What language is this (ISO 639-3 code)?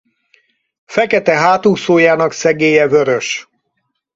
hun